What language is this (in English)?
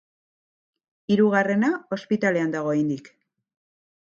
Basque